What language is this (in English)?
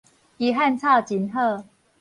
Min Nan Chinese